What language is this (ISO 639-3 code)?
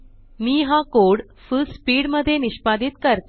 mar